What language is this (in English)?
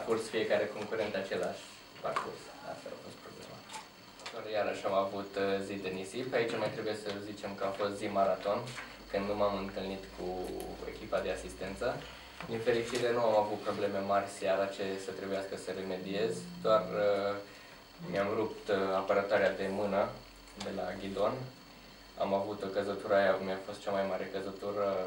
Romanian